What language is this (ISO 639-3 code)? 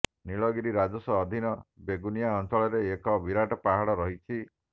ori